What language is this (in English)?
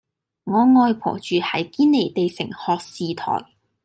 Cantonese